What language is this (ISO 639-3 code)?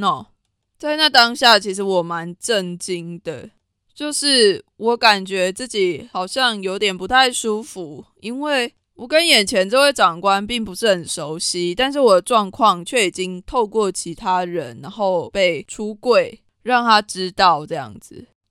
zho